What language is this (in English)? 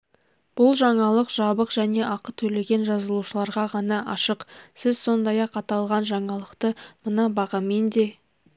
Kazakh